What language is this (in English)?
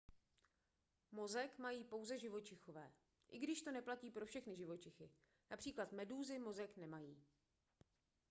Czech